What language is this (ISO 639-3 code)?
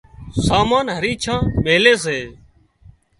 kxp